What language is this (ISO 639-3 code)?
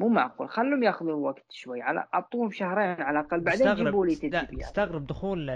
ara